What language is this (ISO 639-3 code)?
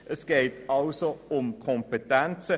gsw